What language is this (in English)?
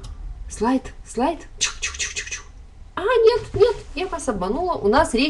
Russian